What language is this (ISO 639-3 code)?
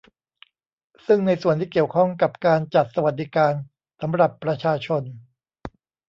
tha